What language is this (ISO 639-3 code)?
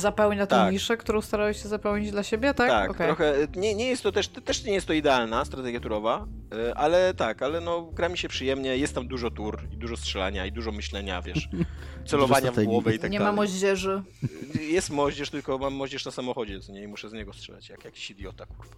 pol